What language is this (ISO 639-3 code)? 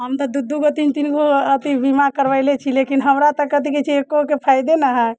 mai